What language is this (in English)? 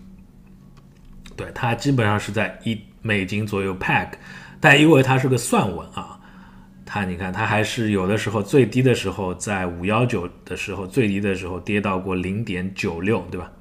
Chinese